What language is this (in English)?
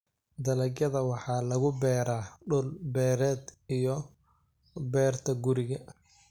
Somali